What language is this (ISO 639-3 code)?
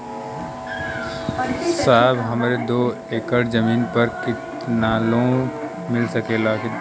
bho